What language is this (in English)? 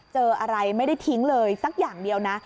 Thai